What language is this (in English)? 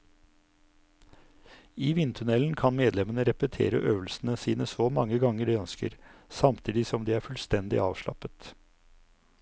Norwegian